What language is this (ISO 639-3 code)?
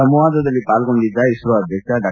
kan